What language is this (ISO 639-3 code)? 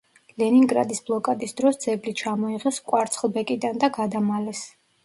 kat